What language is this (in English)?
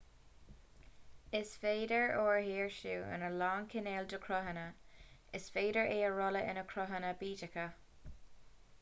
Irish